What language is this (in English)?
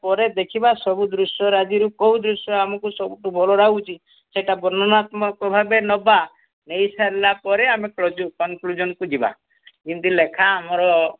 Odia